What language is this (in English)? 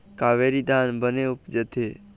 Chhattisgarhi